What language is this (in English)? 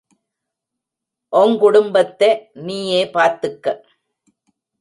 Tamil